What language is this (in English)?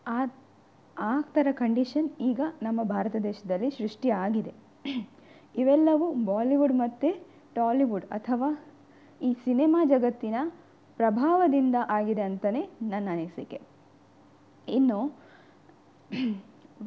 Kannada